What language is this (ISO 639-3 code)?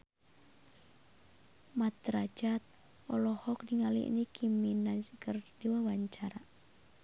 sun